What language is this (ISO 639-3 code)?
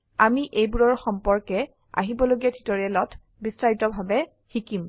asm